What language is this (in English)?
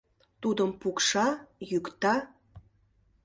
Mari